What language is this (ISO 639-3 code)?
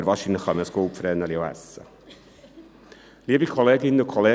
gsw